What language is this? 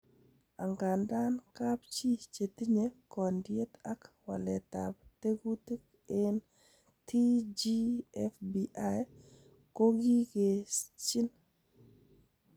Kalenjin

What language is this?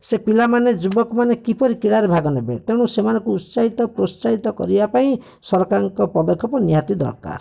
Odia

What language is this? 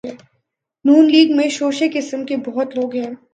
Urdu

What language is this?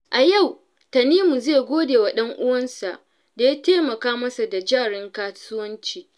Hausa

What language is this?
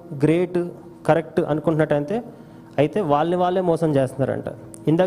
Telugu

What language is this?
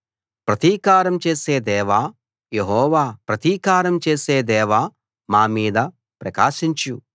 Telugu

